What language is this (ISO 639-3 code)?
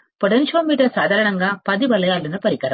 tel